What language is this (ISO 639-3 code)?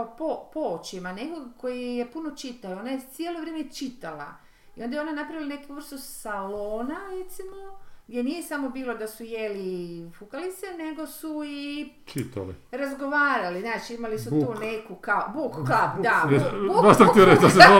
hrv